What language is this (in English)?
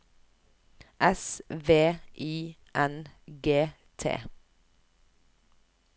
Norwegian